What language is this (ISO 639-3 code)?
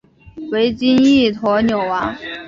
zho